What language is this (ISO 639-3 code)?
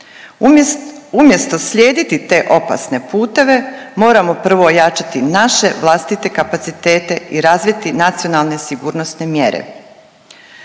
hrv